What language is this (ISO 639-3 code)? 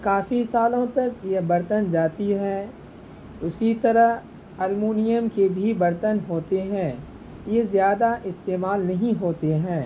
urd